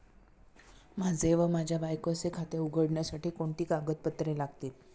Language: Marathi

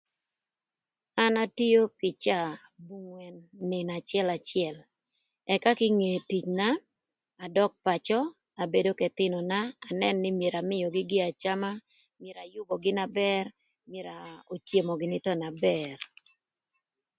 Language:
Thur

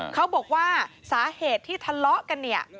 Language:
Thai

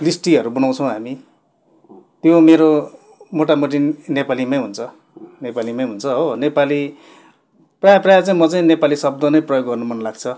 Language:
Nepali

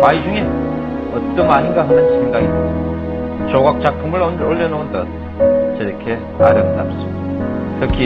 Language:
Korean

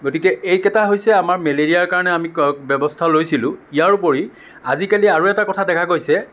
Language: Assamese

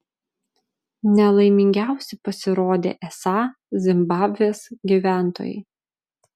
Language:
Lithuanian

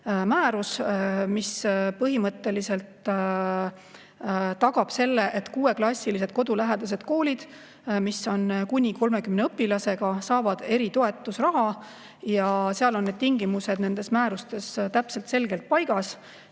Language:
Estonian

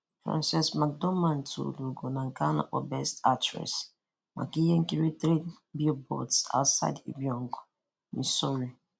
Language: Igbo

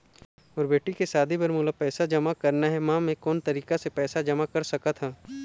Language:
Chhattisgarhi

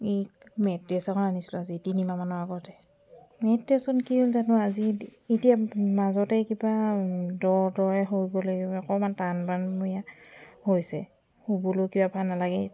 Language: Assamese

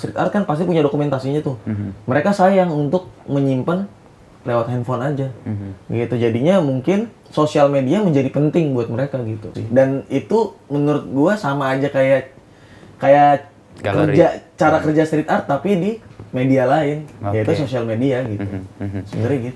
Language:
Indonesian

